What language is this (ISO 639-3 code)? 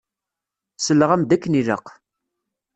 kab